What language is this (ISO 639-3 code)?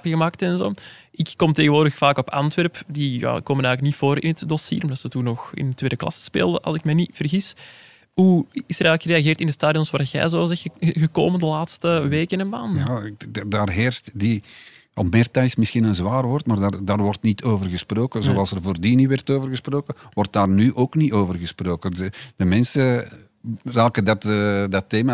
nld